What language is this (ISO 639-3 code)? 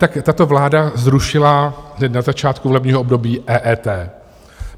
ces